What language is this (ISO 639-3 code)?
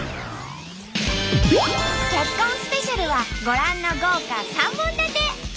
jpn